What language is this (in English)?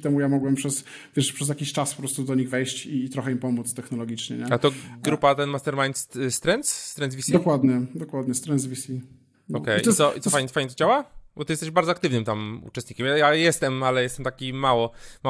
Polish